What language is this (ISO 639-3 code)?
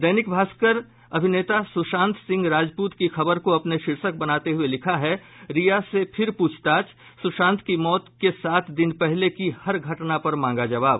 hin